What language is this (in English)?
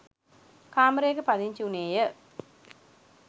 Sinhala